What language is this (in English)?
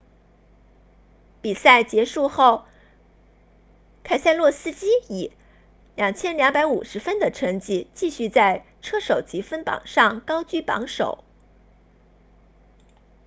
Chinese